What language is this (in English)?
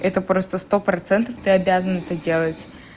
Russian